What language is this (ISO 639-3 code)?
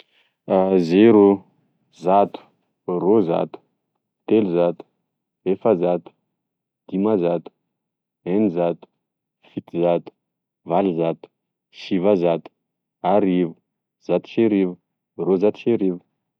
tkg